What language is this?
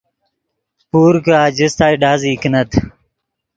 Yidgha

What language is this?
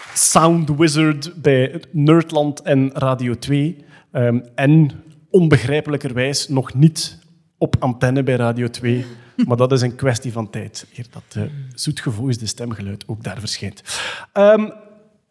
Dutch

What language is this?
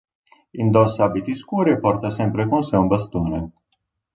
Italian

